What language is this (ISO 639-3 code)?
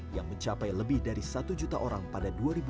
ind